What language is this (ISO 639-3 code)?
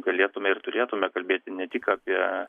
lit